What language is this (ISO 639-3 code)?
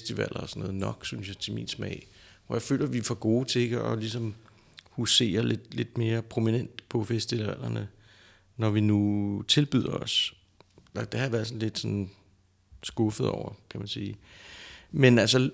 dan